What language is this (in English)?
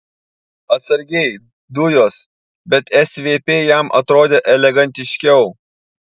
Lithuanian